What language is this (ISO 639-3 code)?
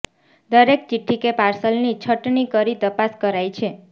guj